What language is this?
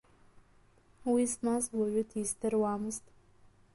Abkhazian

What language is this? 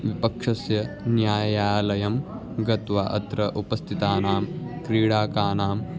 Sanskrit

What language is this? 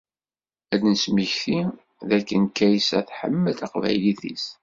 Kabyle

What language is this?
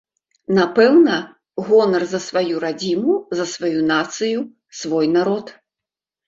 Belarusian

